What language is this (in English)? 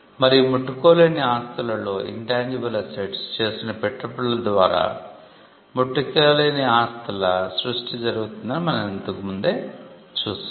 Telugu